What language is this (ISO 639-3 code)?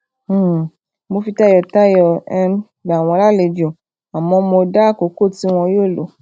yor